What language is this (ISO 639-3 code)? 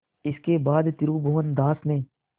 hin